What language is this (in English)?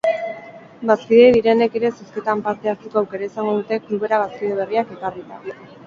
Basque